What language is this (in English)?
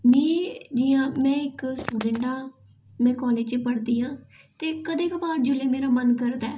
Dogri